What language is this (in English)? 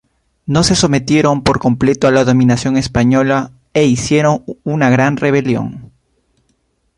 Spanish